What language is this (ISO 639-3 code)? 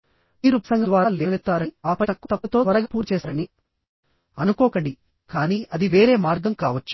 tel